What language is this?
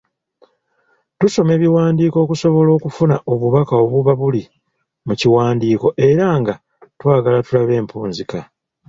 Ganda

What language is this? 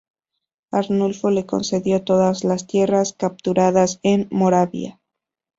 Spanish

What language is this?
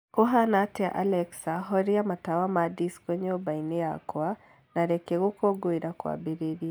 Kikuyu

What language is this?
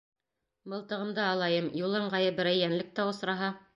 Bashkir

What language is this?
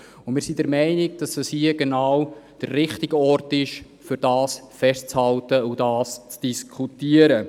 Swiss German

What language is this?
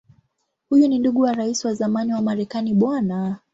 Swahili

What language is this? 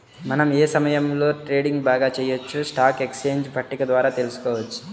Telugu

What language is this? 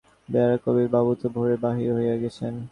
Bangla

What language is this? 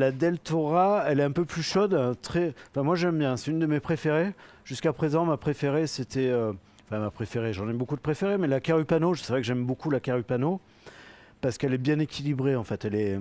French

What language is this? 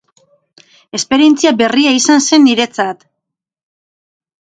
Basque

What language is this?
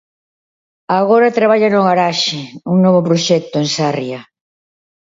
Galician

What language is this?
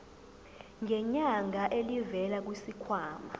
Zulu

